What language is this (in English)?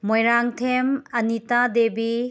Manipuri